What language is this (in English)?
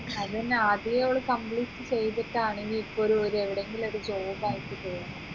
Malayalam